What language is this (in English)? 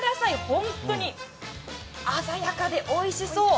Japanese